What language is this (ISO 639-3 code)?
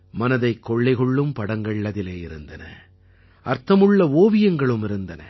tam